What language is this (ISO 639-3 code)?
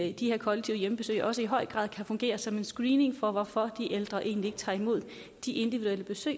dan